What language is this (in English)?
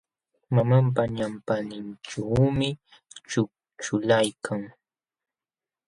Jauja Wanca Quechua